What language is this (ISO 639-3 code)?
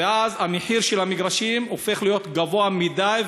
heb